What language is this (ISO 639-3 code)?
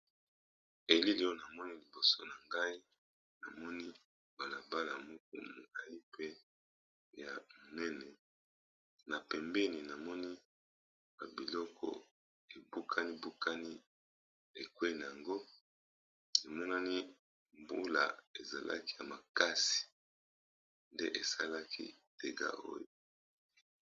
lin